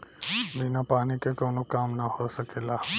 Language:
Bhojpuri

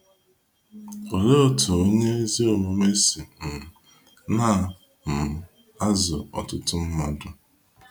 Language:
Igbo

